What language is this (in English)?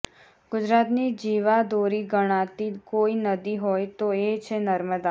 Gujarati